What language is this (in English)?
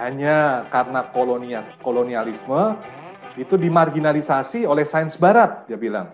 Indonesian